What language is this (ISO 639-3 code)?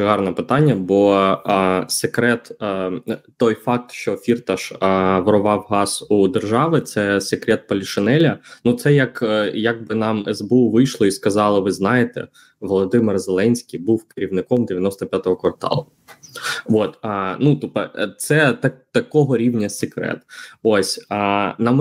ukr